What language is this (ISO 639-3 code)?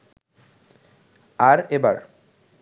ben